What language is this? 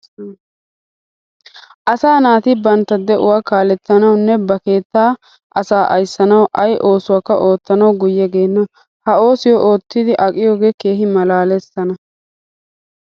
Wolaytta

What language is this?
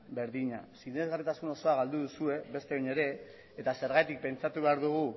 Basque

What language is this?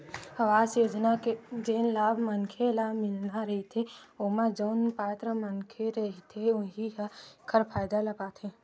Chhattisgarhi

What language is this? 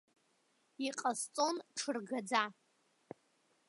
Abkhazian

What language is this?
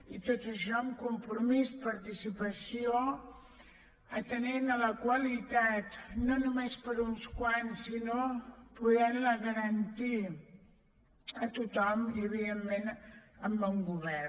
Catalan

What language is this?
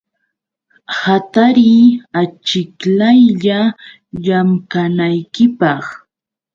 Yauyos Quechua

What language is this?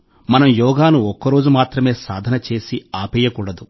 Telugu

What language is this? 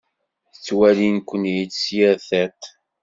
Kabyle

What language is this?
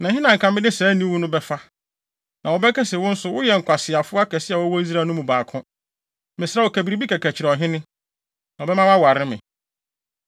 Akan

